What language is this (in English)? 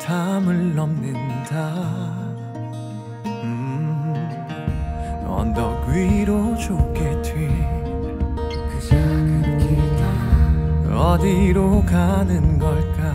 Korean